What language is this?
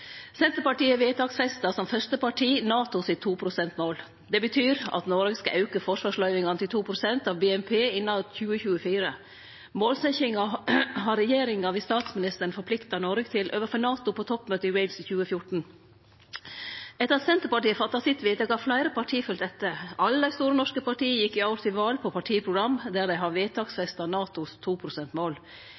Norwegian Nynorsk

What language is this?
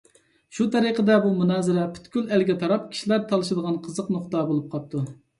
Uyghur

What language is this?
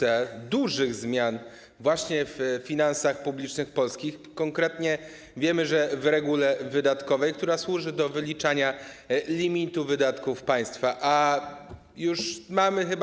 Polish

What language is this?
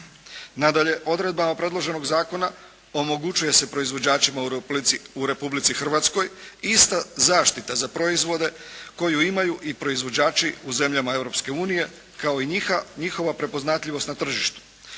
Croatian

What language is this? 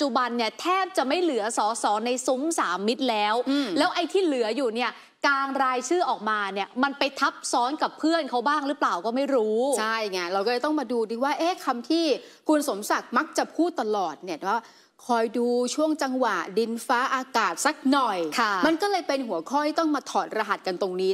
Thai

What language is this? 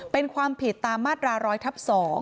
Thai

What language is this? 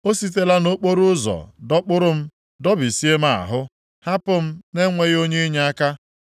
Igbo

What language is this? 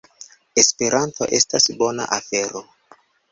Esperanto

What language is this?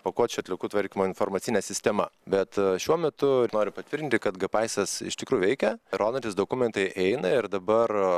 Lithuanian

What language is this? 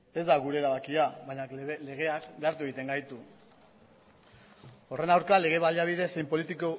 Basque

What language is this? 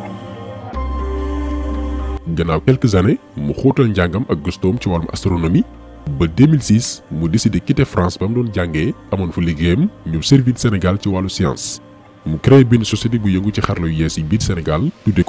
French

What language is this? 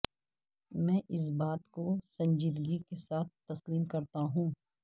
Urdu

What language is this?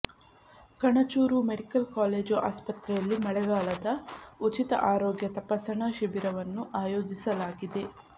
Kannada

